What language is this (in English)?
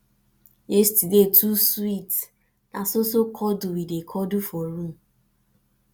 Nigerian Pidgin